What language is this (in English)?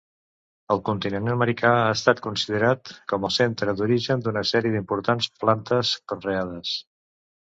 Catalan